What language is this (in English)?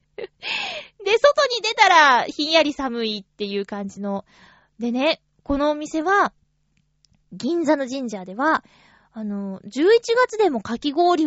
Japanese